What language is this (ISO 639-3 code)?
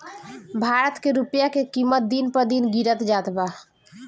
bho